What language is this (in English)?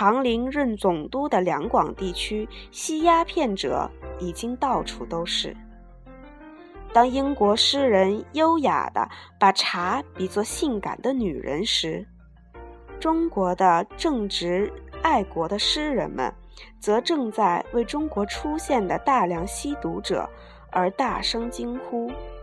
Chinese